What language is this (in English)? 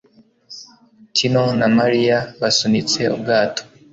Kinyarwanda